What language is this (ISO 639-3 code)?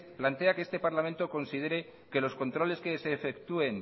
spa